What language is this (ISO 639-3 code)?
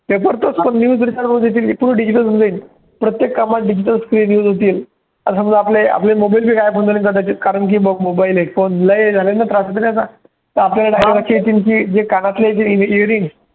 mar